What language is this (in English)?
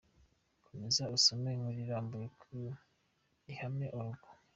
Kinyarwanda